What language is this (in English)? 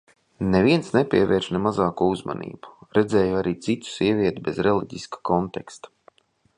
Latvian